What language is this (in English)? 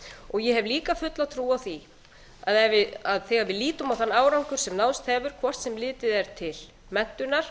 Icelandic